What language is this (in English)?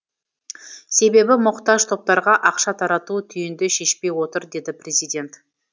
Kazakh